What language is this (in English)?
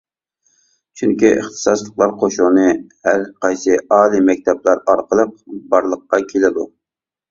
Uyghur